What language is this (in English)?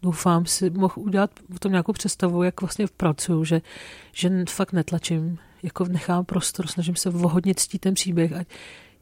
Czech